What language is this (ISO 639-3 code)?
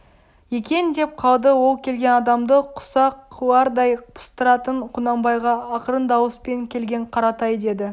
kaz